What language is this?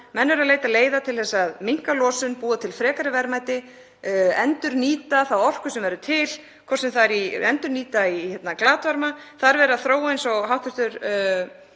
Icelandic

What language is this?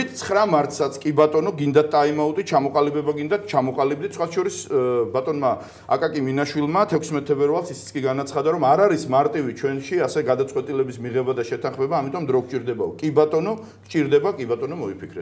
Romanian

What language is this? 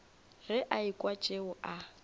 Northern Sotho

